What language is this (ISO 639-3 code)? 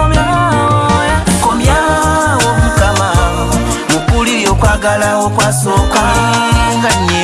lug